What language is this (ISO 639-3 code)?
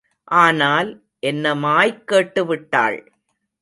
tam